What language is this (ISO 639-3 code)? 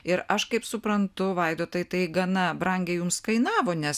lit